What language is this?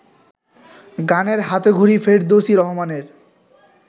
Bangla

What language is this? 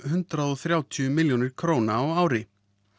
Icelandic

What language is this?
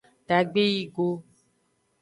Aja (Benin)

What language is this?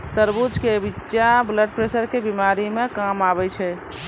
Maithili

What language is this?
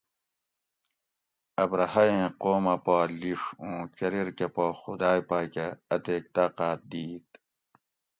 Gawri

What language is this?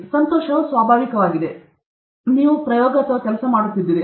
Kannada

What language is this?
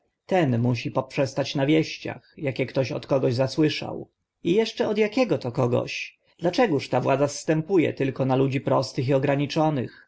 Polish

